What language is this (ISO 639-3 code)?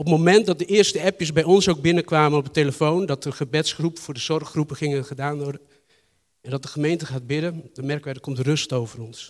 nld